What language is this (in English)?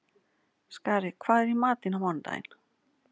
Icelandic